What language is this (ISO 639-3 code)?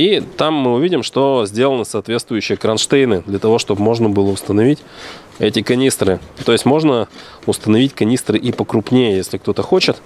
rus